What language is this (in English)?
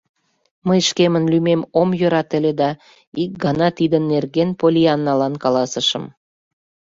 Mari